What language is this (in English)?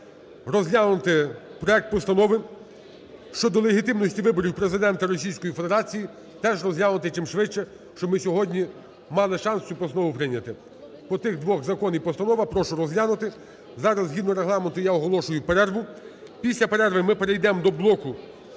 Ukrainian